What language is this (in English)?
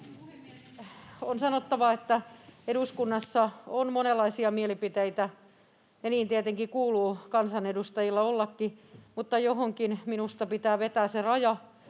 Finnish